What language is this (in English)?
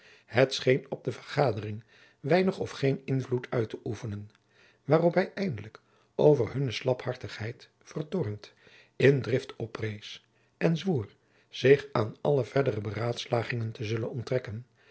Dutch